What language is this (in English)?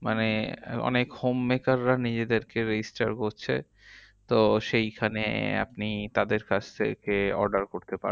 Bangla